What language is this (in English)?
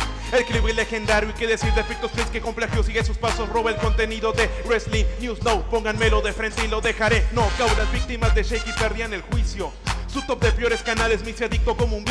Spanish